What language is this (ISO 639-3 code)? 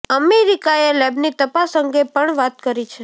guj